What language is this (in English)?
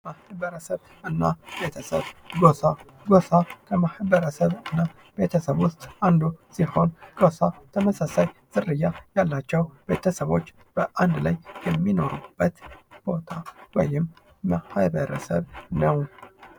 Amharic